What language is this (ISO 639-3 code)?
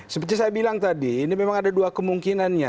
ind